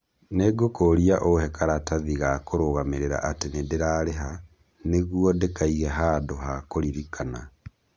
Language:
Kikuyu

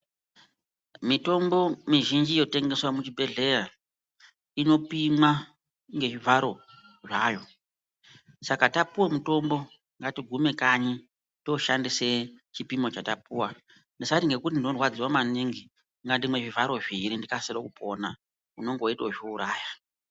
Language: Ndau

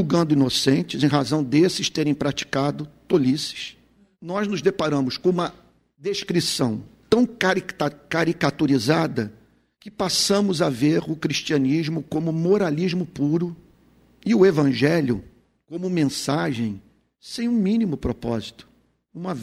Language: Portuguese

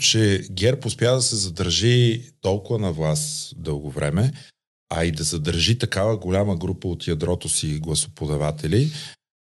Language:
Bulgarian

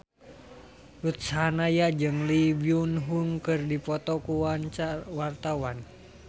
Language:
Sundanese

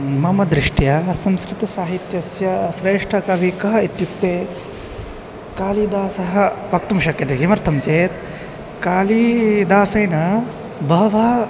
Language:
Sanskrit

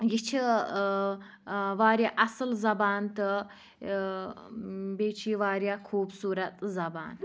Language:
Kashmiri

